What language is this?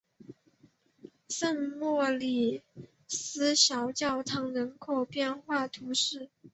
Chinese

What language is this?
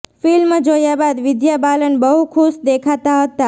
Gujarati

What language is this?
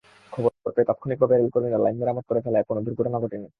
Bangla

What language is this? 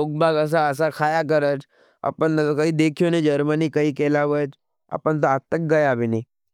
Nimadi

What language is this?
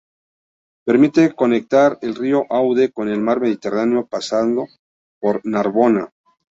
Spanish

